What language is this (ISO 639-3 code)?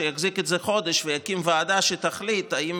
heb